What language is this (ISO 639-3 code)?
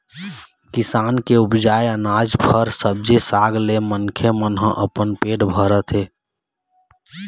hne